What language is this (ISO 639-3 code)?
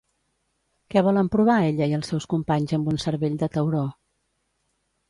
cat